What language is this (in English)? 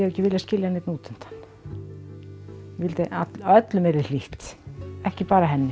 Icelandic